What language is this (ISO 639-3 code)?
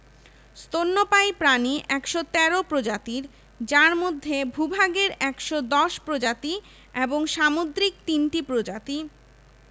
ben